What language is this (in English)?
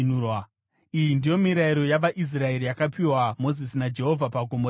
Shona